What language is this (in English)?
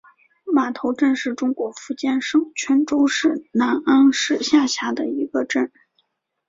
Chinese